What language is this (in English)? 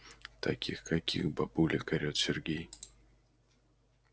Russian